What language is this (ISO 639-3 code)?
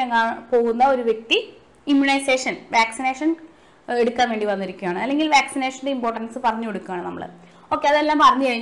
mal